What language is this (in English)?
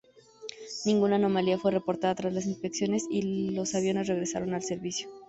Spanish